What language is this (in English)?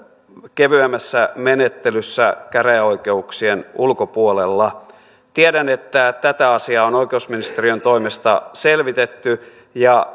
Finnish